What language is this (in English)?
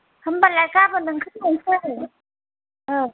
Bodo